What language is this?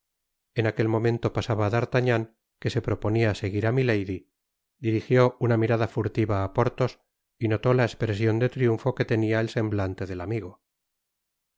Spanish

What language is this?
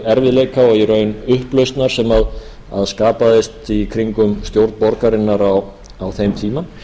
Icelandic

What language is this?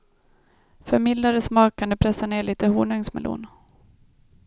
Swedish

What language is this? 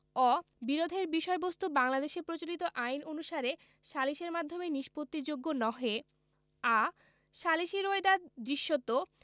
Bangla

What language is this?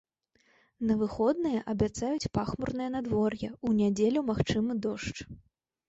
Belarusian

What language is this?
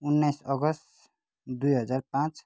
Nepali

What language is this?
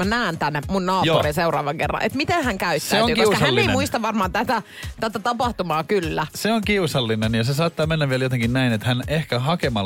Finnish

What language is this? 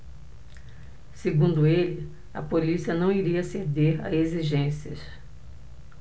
Portuguese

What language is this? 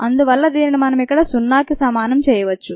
Telugu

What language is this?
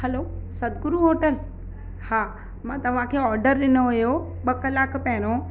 Sindhi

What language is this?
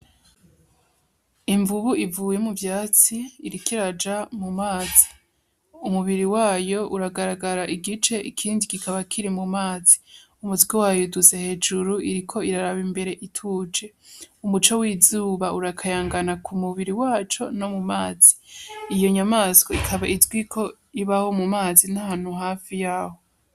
Rundi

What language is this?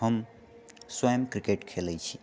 Maithili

